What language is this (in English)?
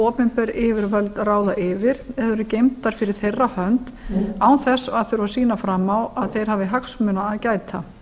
Icelandic